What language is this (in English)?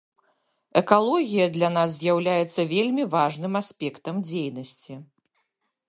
Belarusian